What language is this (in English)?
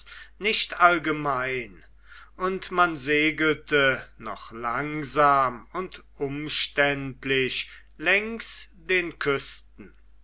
German